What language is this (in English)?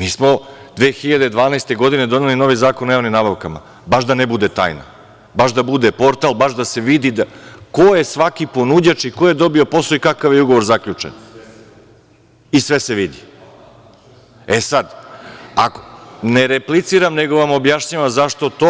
Serbian